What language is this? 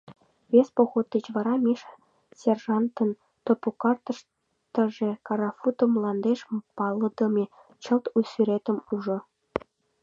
Mari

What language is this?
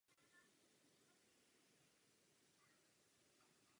Czech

